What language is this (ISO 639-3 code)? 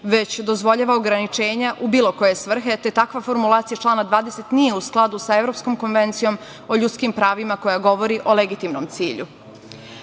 srp